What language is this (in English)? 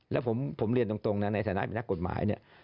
Thai